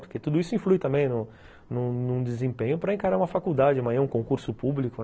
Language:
Portuguese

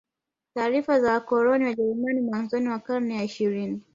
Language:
Swahili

